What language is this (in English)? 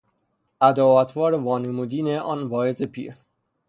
Persian